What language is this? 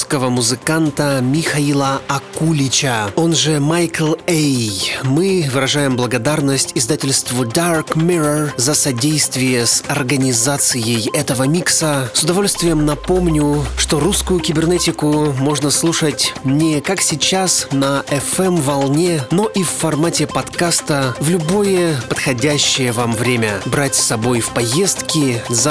Russian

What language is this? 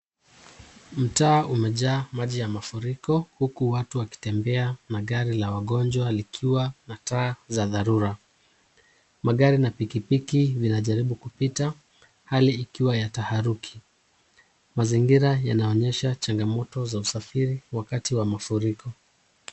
Swahili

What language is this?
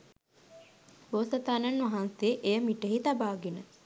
Sinhala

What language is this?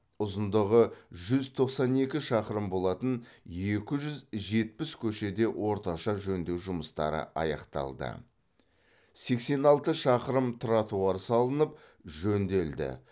Kazakh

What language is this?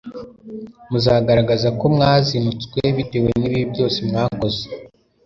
Kinyarwanda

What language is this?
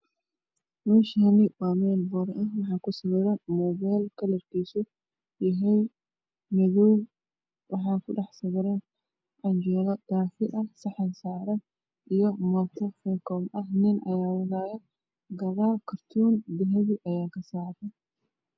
Somali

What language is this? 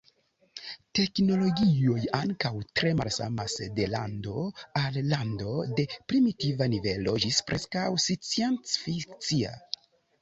Esperanto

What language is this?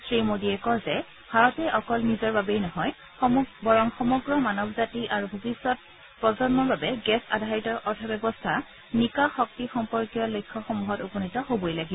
Assamese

